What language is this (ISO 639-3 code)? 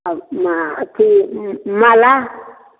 mai